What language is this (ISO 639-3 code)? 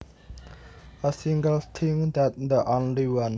jav